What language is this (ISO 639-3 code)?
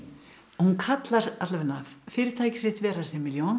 isl